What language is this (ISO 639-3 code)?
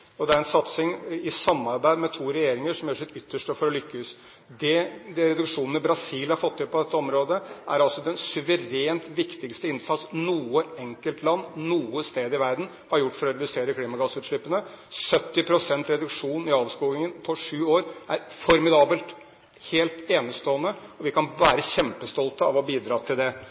nob